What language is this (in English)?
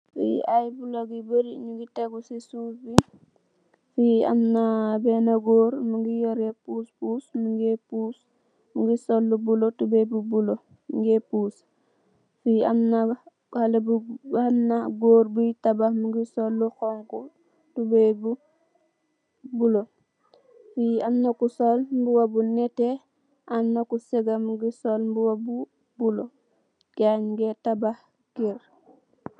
Wolof